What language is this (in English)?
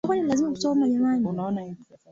Swahili